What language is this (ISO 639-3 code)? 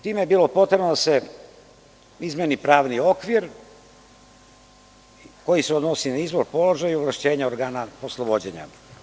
srp